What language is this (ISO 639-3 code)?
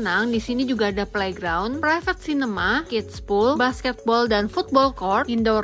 ind